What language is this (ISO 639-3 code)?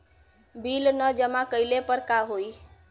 bho